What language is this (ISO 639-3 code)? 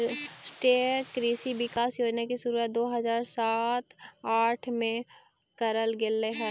mag